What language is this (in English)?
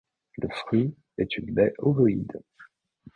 French